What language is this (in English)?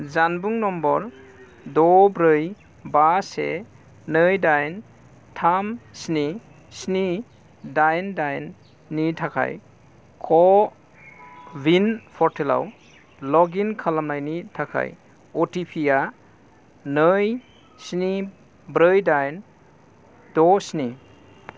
Bodo